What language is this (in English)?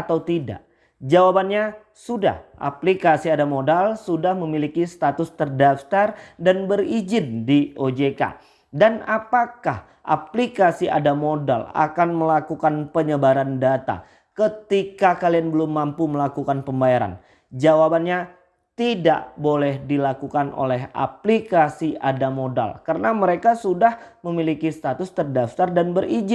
Indonesian